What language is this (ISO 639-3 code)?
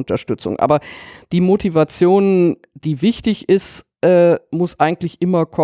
deu